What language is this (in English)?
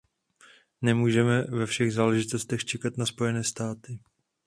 Czech